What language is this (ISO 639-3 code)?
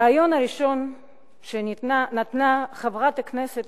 heb